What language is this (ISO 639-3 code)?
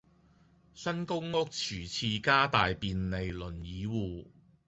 yue